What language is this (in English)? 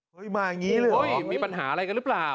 Thai